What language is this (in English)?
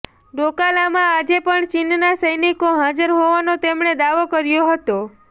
Gujarati